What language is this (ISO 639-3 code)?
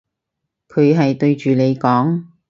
yue